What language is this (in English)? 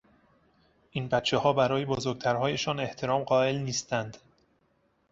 Persian